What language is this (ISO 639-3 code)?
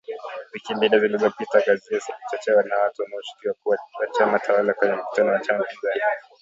swa